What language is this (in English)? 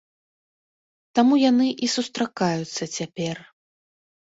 Belarusian